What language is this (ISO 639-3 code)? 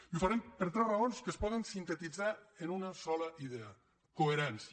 cat